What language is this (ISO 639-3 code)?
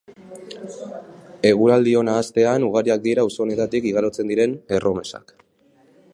eus